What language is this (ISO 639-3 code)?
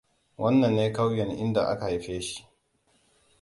hau